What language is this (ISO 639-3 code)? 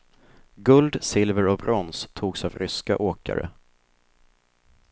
swe